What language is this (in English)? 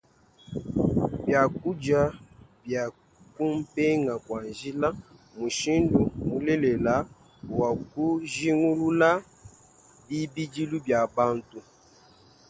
Luba-Lulua